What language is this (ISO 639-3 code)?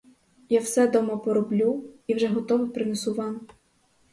ukr